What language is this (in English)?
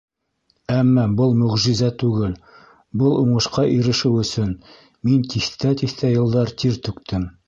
Bashkir